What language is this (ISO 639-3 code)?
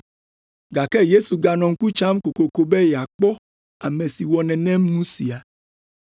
ewe